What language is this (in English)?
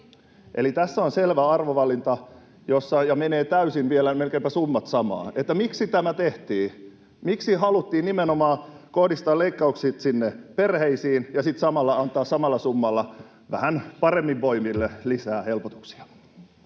Finnish